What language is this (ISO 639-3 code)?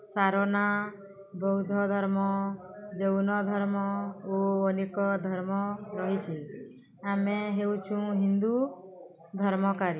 ori